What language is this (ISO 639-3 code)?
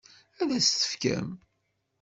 kab